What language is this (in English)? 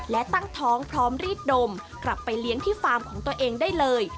Thai